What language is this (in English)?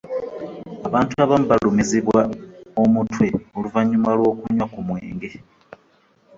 Ganda